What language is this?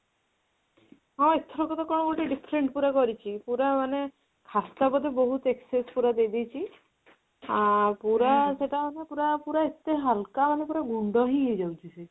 Odia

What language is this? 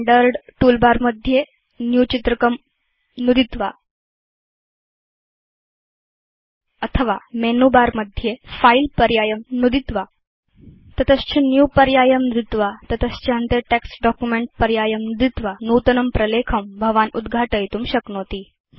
Sanskrit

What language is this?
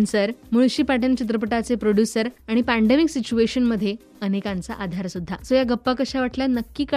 Hindi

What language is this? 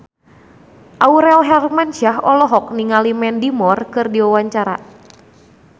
Sundanese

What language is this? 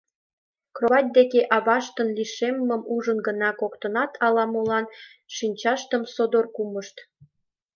Mari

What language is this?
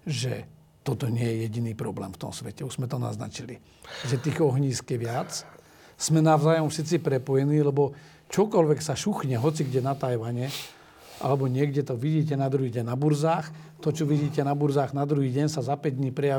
Slovak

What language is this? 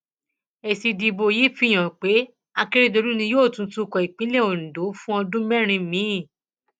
Yoruba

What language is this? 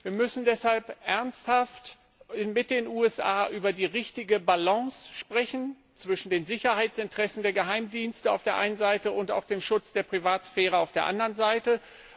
German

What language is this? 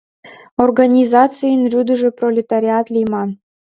Mari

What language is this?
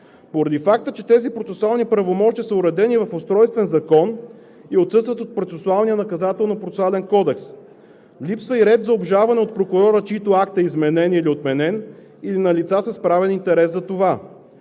Bulgarian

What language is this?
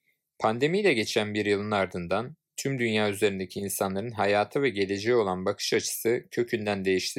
Turkish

